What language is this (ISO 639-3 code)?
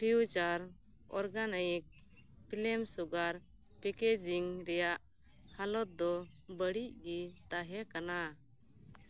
sat